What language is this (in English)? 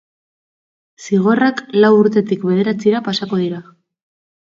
Basque